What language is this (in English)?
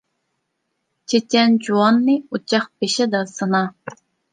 Uyghur